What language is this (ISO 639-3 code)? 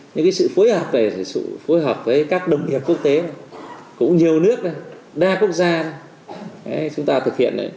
vie